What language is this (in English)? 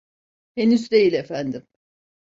Turkish